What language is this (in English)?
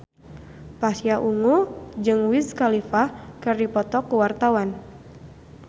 Sundanese